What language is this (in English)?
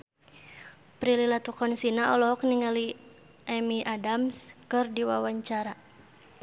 Sundanese